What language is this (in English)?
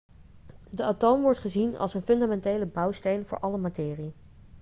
Dutch